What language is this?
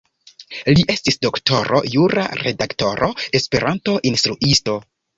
Esperanto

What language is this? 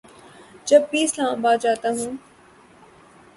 Urdu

